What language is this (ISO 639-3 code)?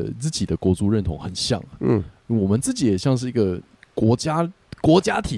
zho